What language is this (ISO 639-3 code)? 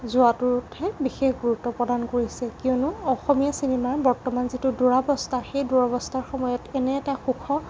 asm